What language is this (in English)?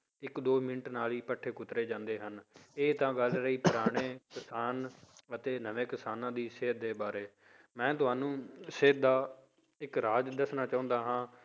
Punjabi